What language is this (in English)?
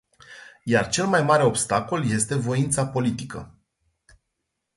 Romanian